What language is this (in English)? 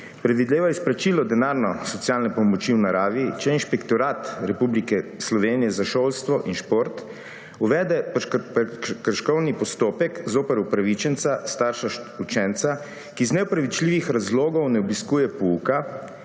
Slovenian